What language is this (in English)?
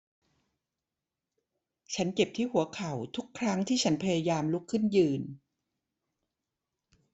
Thai